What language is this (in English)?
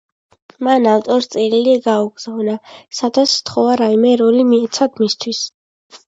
Georgian